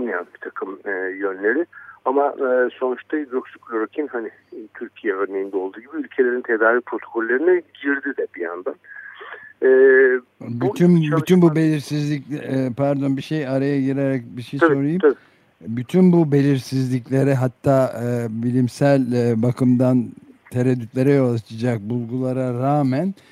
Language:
Turkish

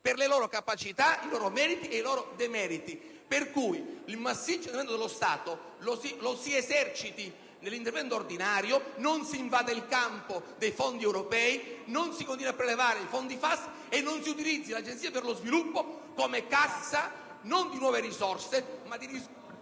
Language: Italian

